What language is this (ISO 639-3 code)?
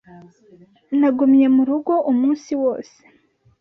kin